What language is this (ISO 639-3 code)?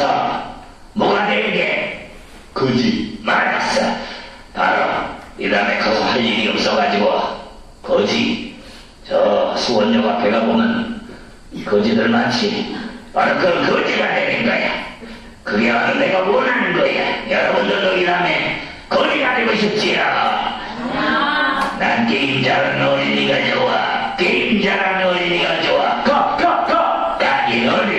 kor